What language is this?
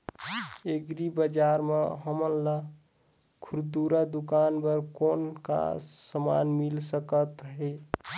Chhattisgarhi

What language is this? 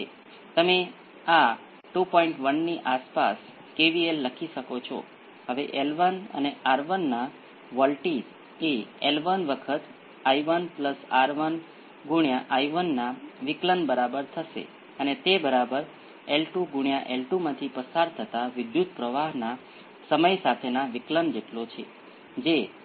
Gujarati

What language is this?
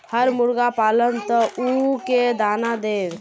Magahi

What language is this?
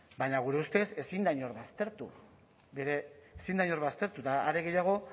Basque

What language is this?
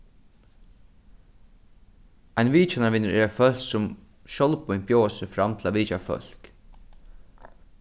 Faroese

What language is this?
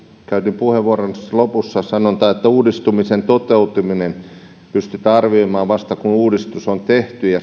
Finnish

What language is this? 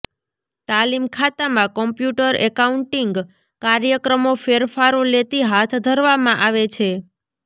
Gujarati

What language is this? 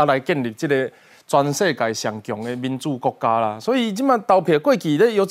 Chinese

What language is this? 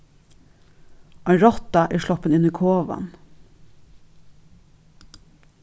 Faroese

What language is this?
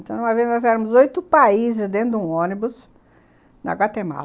Portuguese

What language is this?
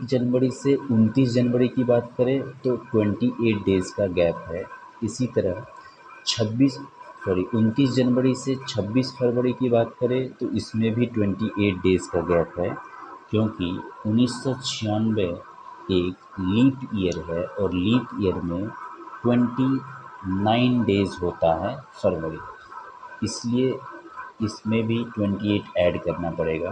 Hindi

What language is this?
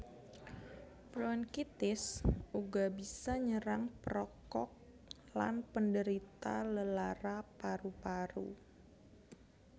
Javanese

